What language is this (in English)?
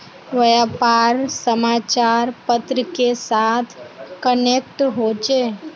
Magahi